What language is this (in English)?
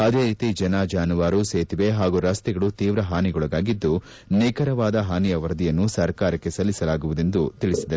Kannada